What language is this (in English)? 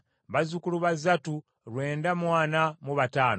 Ganda